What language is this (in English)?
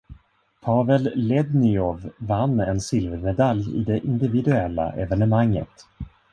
Swedish